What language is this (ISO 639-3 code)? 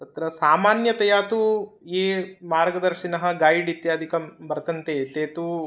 san